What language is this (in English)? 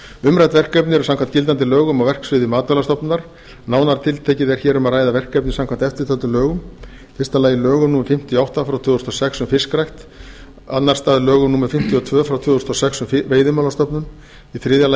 Icelandic